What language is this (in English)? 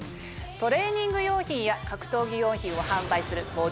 Japanese